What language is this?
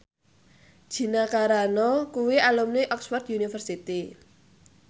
Javanese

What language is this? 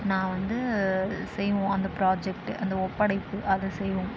Tamil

